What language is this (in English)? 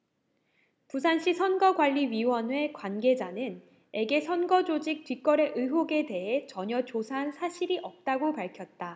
Korean